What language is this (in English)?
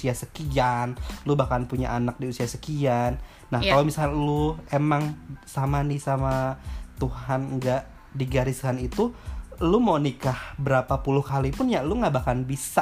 Indonesian